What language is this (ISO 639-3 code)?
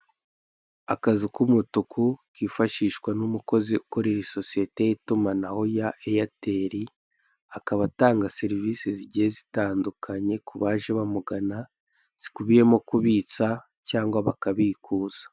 kin